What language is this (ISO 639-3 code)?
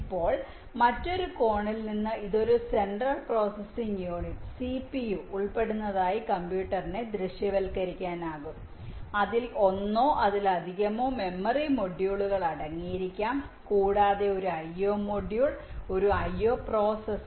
mal